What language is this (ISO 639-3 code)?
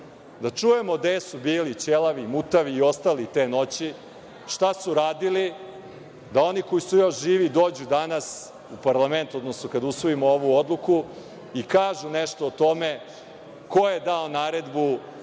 srp